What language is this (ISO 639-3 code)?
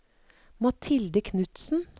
nor